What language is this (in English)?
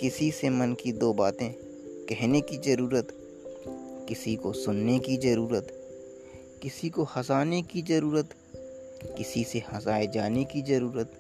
Hindi